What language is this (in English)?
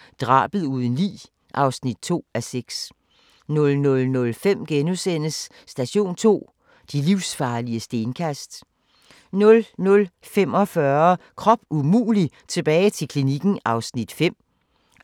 Danish